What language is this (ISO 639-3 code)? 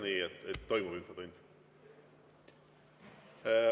est